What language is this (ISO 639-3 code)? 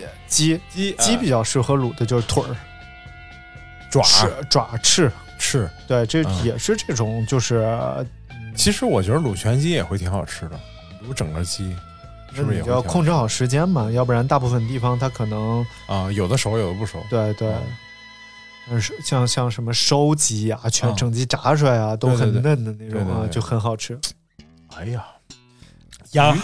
zho